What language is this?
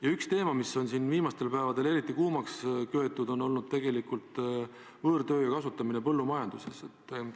Estonian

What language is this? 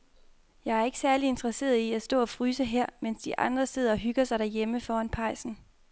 Danish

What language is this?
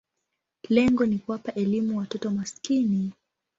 Swahili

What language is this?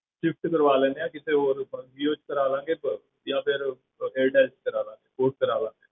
Punjabi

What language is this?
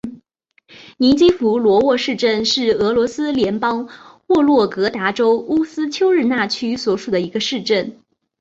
Chinese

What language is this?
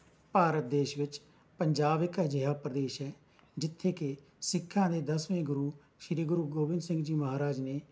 Punjabi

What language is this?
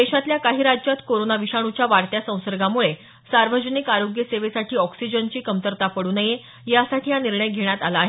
Marathi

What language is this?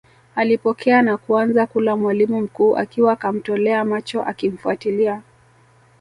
Swahili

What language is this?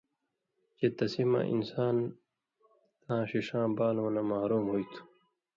Indus Kohistani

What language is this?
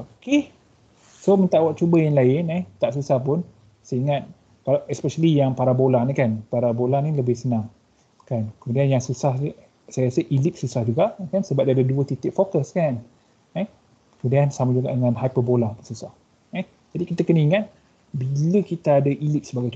Malay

